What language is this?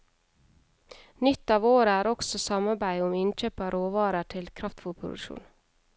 Norwegian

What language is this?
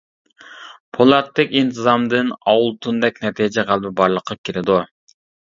Uyghur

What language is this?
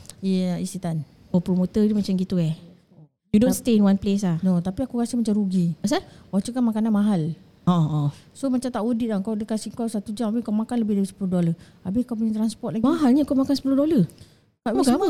Malay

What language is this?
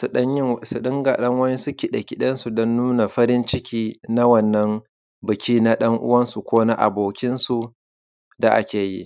Hausa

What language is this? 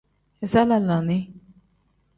Tem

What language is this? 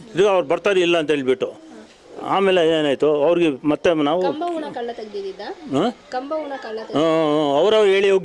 Indonesian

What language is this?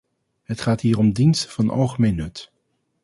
Dutch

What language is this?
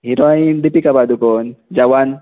Marathi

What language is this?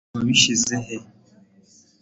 Kinyarwanda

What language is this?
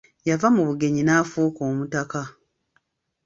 Ganda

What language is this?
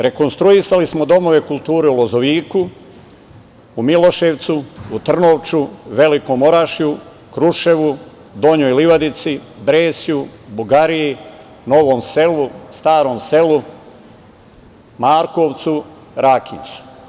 Serbian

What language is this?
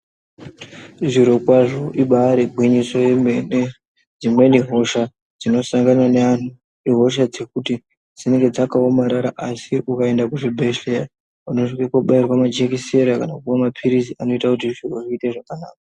Ndau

